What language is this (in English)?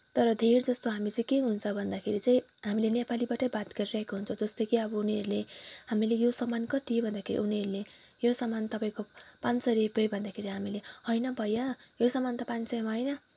Nepali